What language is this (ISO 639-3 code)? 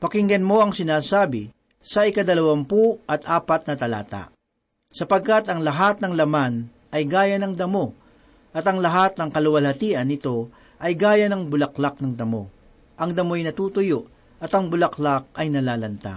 fil